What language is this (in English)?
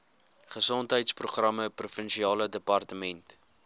Afrikaans